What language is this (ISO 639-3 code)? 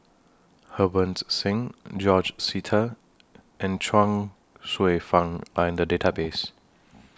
eng